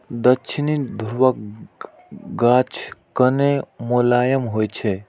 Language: Maithili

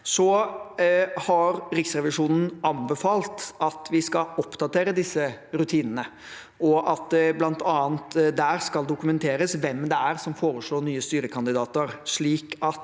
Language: Norwegian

